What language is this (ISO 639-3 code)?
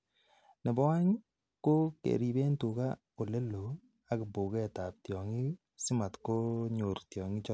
kln